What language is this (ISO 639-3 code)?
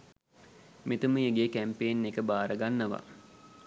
sin